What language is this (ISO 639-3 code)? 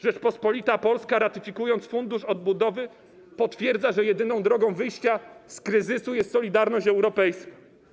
pol